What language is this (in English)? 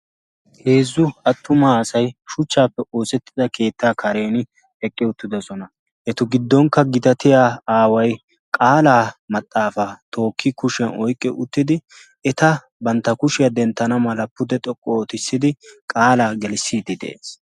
Wolaytta